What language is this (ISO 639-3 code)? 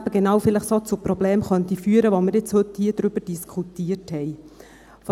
gsw